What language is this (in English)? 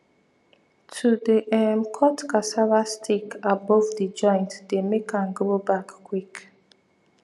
Nigerian Pidgin